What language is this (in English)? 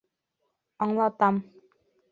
Bashkir